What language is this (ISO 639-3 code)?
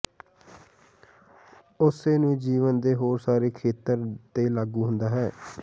pan